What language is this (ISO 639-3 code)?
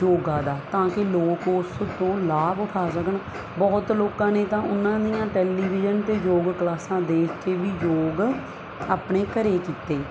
pan